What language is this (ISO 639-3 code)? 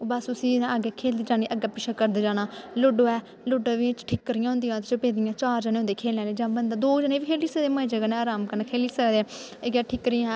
doi